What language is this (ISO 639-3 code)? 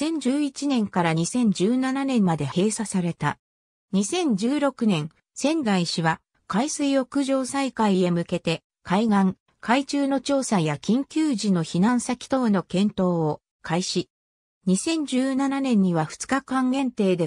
jpn